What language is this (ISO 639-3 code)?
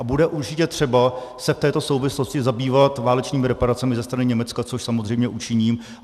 ces